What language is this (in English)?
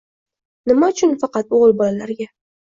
Uzbek